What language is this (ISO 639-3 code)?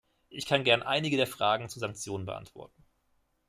deu